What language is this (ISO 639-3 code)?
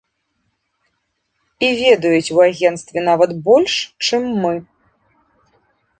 bel